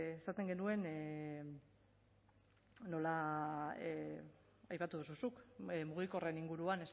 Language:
Basque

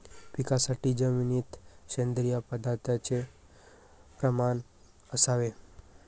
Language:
Marathi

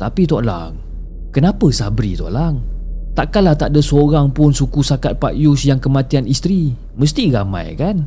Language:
Malay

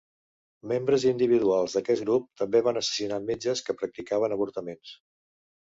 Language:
Catalan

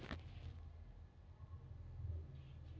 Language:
Kannada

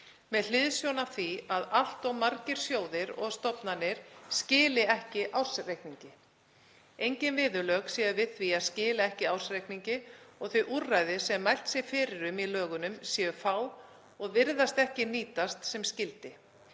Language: Icelandic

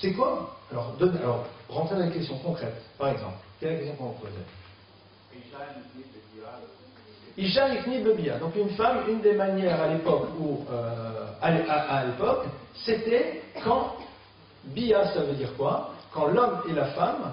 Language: French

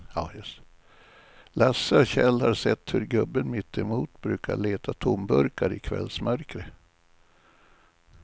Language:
Swedish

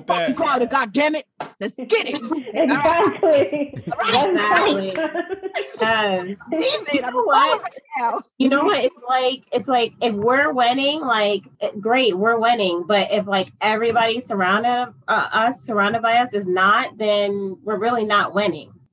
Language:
English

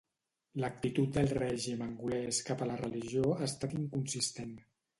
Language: Catalan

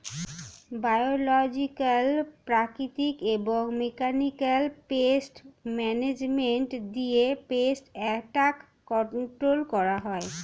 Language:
Bangla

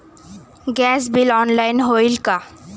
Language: Marathi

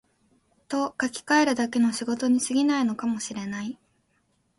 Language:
Japanese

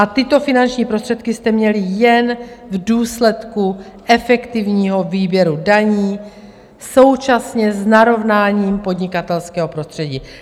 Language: Czech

